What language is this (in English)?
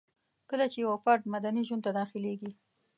Pashto